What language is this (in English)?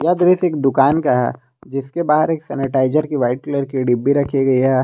Hindi